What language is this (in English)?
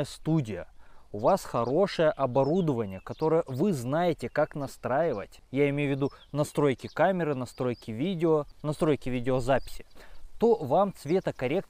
Russian